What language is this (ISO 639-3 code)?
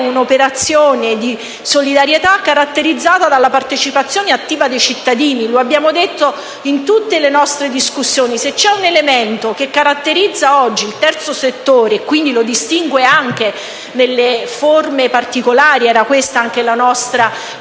ita